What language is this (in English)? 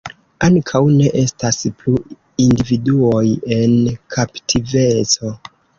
Esperanto